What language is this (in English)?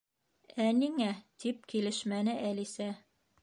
Bashkir